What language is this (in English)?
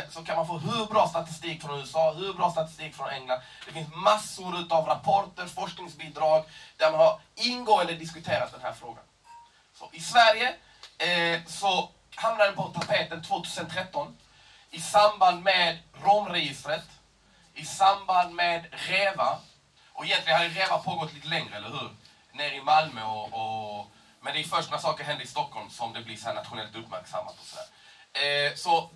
Swedish